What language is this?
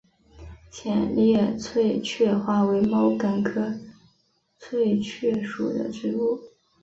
Chinese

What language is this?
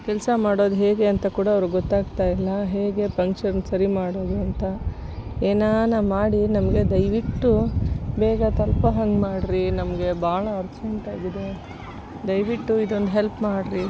Kannada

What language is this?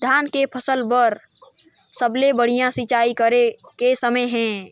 Chhattisgarhi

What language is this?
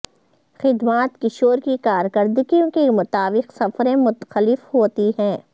Urdu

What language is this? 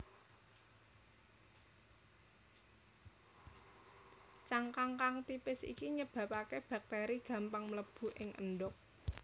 Javanese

